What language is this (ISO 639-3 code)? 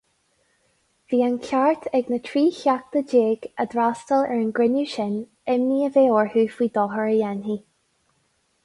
gle